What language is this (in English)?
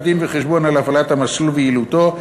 Hebrew